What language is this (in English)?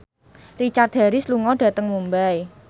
Javanese